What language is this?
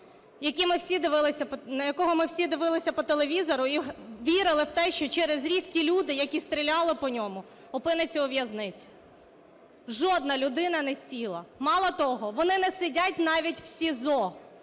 Ukrainian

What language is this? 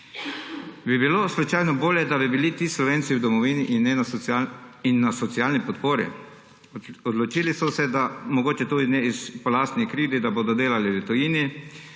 Slovenian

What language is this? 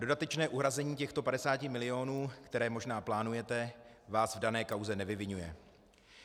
Czech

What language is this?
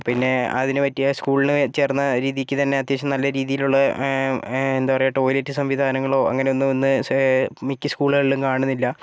Malayalam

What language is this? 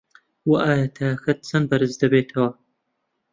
Central Kurdish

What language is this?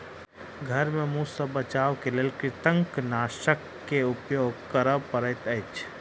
Maithili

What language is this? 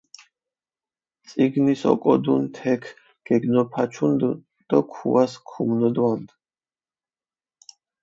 Mingrelian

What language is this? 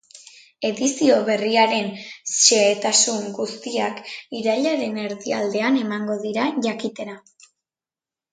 Basque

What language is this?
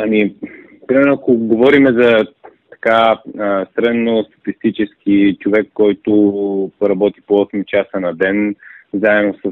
Bulgarian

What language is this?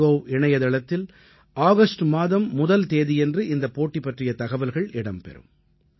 Tamil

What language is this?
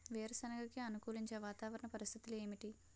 Telugu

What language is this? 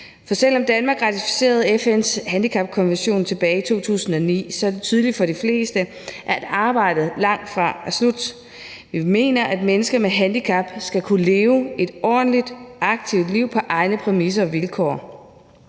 Danish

